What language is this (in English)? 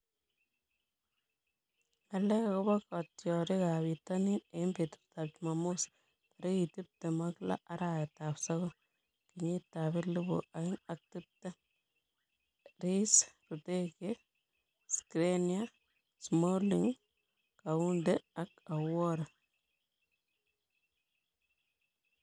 Kalenjin